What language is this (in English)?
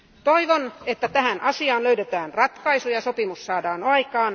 Finnish